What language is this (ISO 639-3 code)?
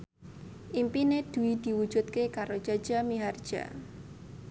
jav